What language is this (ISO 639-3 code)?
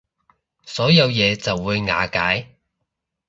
yue